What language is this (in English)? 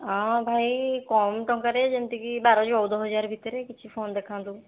Odia